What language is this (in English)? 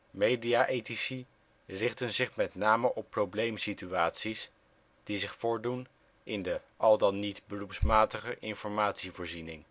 Dutch